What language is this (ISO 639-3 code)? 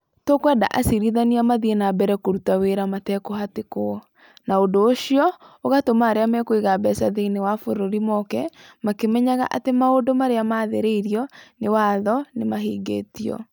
kik